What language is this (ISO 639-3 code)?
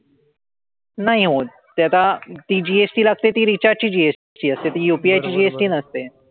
mar